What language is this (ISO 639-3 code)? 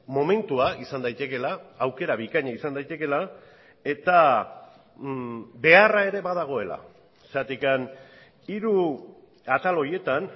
eus